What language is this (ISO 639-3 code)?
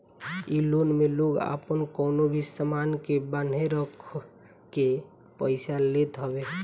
bho